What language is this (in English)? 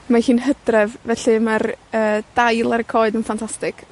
Welsh